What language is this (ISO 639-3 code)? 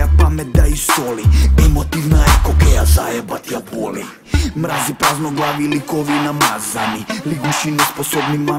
ces